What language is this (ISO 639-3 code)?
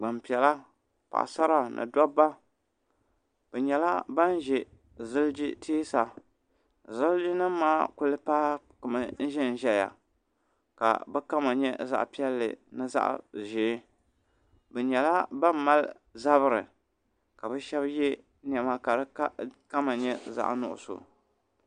dag